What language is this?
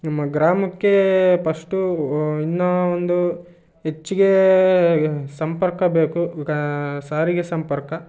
Kannada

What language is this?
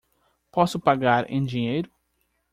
Portuguese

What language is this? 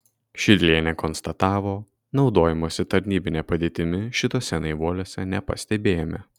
Lithuanian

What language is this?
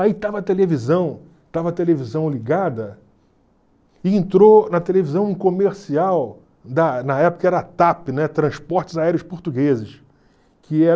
Portuguese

